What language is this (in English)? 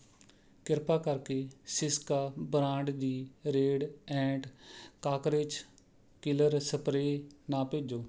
Punjabi